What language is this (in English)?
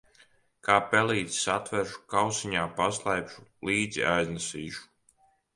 Latvian